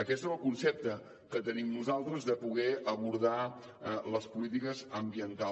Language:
Catalan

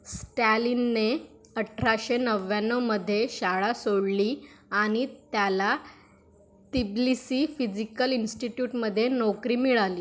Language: Marathi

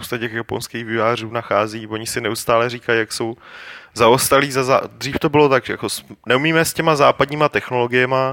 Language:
Czech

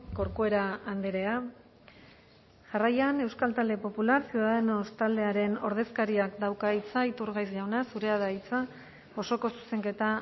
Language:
Basque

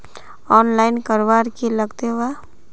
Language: Magahi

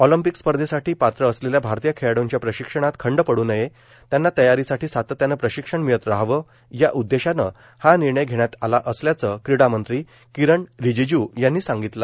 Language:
Marathi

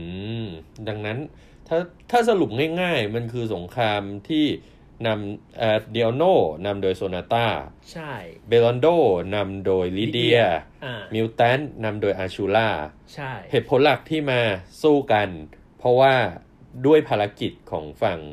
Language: Thai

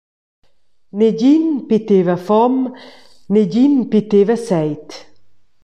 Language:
Romansh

